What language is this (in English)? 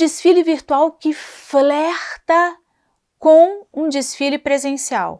Portuguese